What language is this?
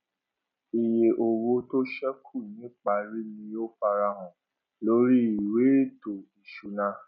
Yoruba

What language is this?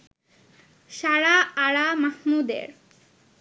Bangla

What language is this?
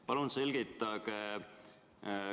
Estonian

